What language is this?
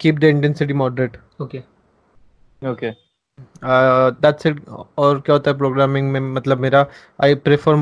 Hindi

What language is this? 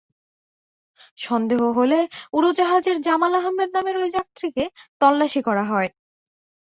Bangla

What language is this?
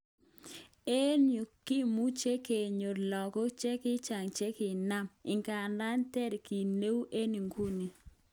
Kalenjin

